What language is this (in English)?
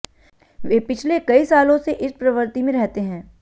Hindi